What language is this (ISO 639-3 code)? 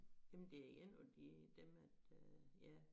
dan